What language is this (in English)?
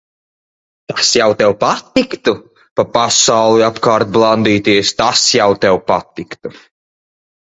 Latvian